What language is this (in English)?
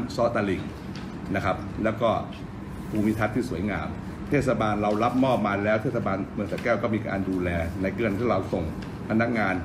Thai